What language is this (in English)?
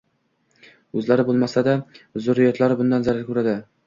Uzbek